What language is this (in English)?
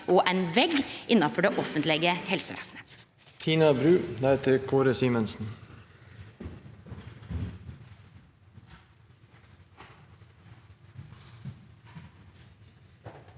Norwegian